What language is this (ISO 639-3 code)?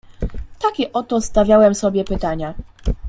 pol